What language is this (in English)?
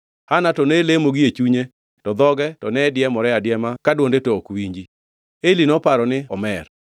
Luo (Kenya and Tanzania)